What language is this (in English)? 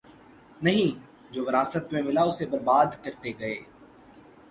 Urdu